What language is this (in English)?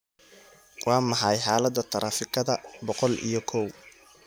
Somali